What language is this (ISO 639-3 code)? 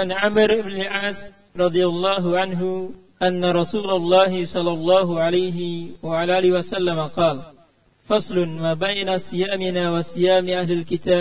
msa